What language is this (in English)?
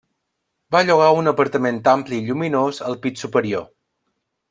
Catalan